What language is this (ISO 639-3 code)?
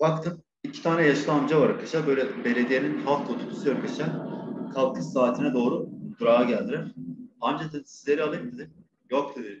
tur